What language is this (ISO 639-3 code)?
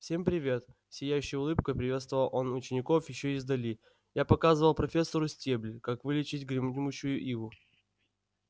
rus